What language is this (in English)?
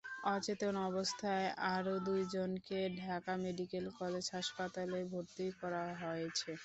Bangla